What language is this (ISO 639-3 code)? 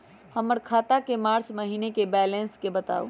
mag